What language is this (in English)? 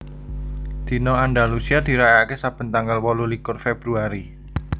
Javanese